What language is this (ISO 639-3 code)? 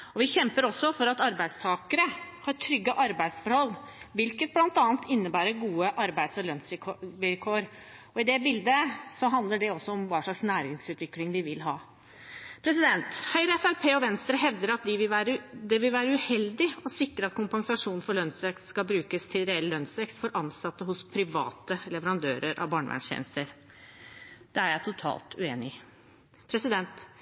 nob